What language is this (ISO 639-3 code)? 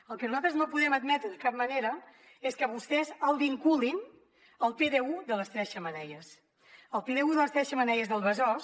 cat